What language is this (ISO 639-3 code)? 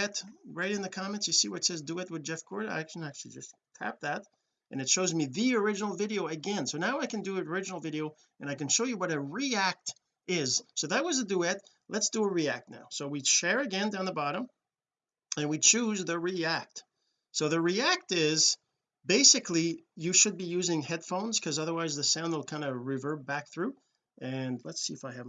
eng